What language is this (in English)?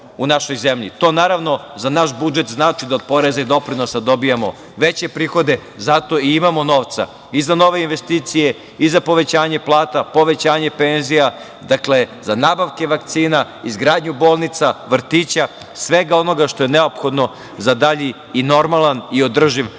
Serbian